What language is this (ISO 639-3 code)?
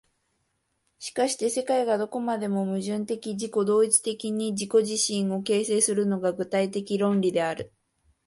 jpn